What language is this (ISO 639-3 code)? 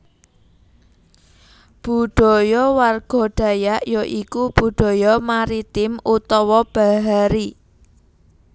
jav